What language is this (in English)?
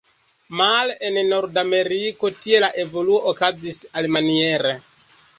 Esperanto